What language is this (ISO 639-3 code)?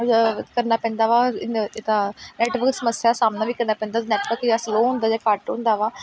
pan